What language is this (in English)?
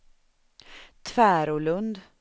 Swedish